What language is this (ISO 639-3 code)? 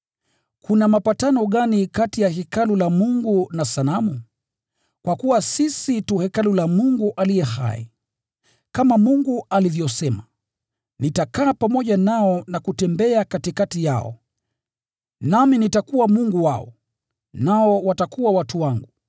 swa